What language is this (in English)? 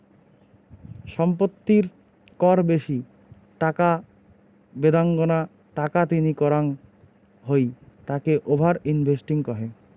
Bangla